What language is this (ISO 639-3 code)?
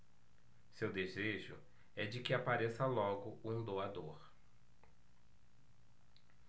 por